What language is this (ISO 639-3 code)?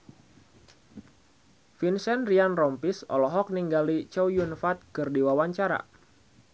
sun